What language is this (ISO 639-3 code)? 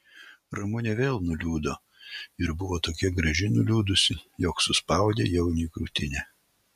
lit